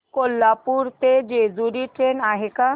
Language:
Marathi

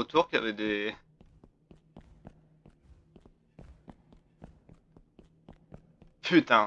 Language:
French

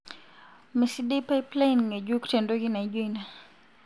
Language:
Masai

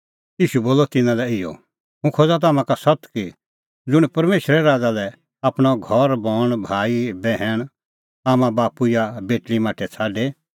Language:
Kullu Pahari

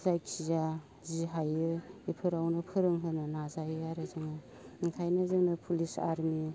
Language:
Bodo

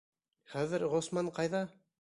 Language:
Bashkir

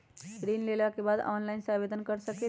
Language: Magahi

